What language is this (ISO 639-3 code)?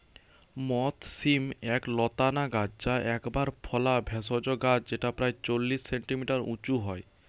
ben